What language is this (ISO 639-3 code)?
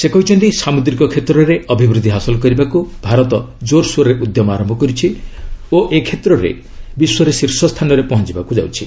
ori